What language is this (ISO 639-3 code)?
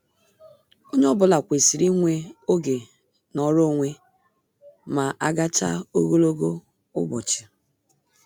ibo